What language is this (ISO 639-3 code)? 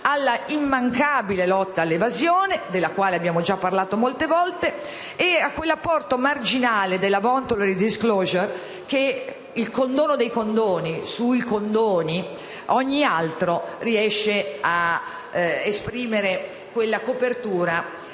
ita